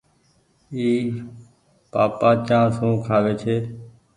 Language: Goaria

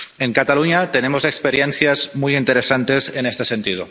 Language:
Spanish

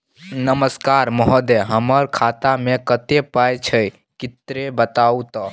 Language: Maithili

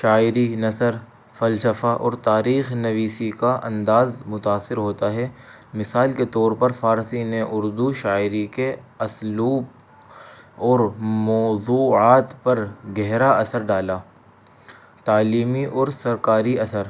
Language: Urdu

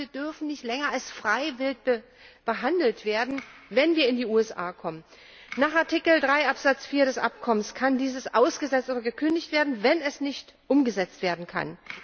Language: German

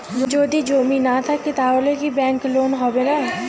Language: Bangla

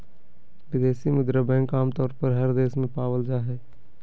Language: Magahi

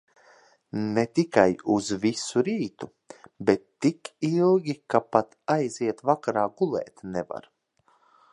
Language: Latvian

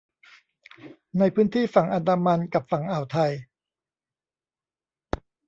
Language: Thai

